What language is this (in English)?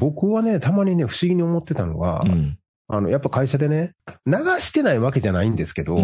Japanese